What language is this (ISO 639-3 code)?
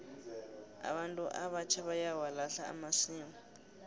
nbl